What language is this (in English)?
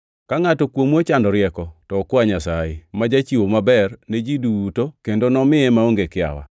Luo (Kenya and Tanzania)